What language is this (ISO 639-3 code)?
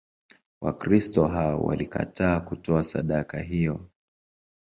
swa